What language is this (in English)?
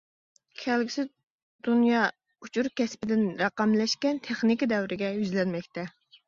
Uyghur